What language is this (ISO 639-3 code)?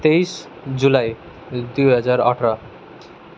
nep